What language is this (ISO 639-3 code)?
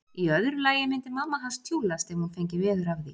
isl